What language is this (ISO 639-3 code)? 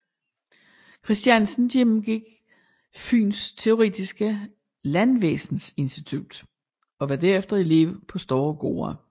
dan